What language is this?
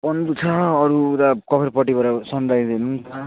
Nepali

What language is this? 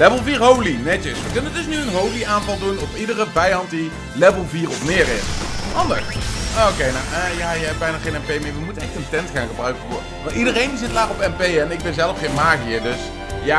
Dutch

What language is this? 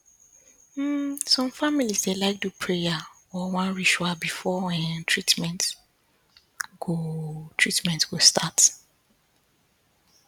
Nigerian Pidgin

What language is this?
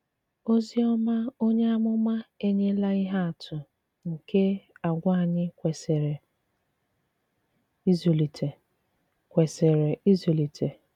Igbo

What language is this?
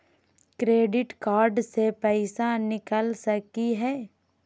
Magahi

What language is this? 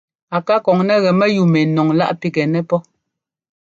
Ngomba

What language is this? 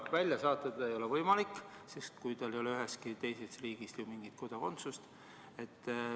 Estonian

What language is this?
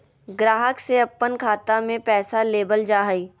Magahi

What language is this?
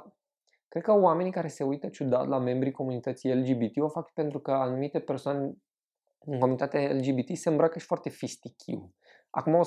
Romanian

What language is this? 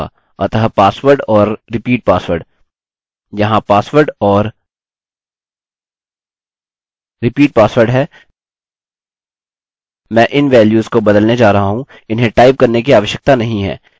Hindi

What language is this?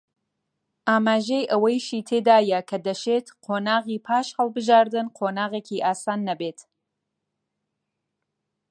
Central Kurdish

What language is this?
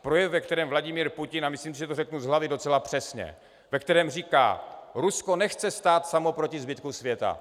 Czech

